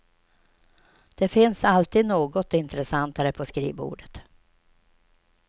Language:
Swedish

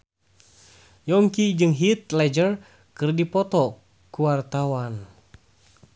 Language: Sundanese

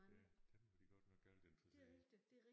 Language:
Danish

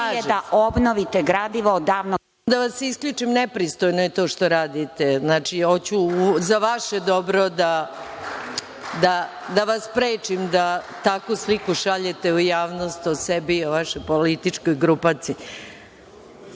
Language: Serbian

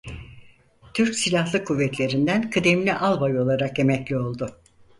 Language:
Turkish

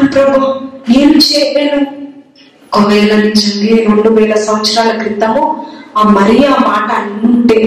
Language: Telugu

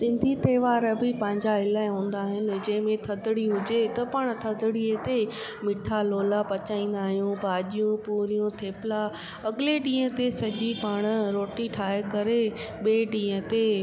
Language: Sindhi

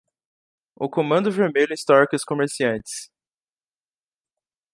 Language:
Portuguese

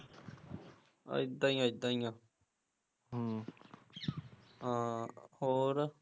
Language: Punjabi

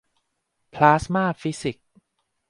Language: Thai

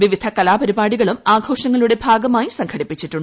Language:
Malayalam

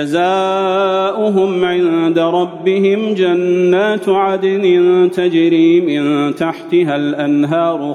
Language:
Arabic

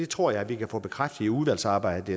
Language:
Danish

